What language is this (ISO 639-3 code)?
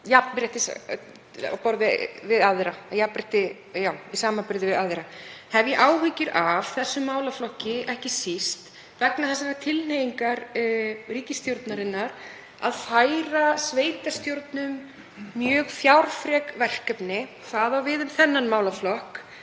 isl